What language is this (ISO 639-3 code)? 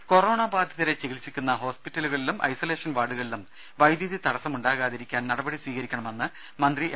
mal